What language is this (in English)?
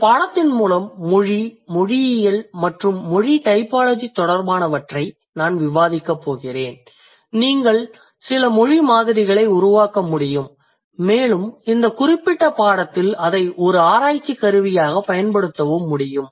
Tamil